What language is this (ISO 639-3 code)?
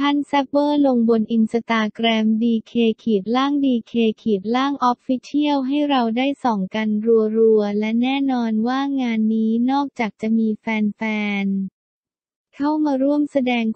tha